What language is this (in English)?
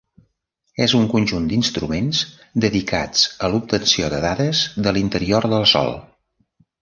Catalan